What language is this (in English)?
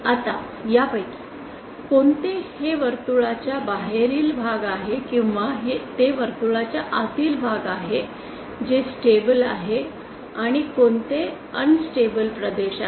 Marathi